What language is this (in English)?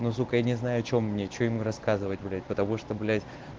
Russian